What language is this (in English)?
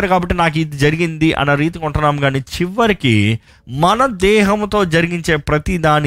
Telugu